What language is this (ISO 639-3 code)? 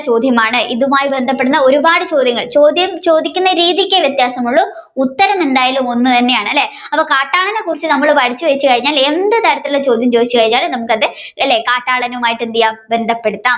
mal